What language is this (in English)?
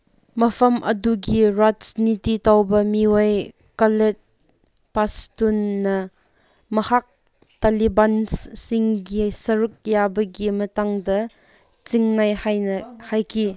Manipuri